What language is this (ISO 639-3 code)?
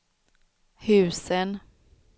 swe